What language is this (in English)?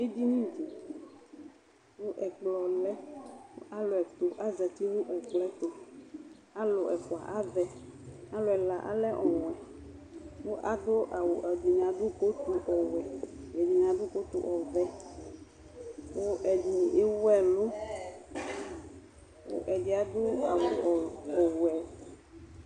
Ikposo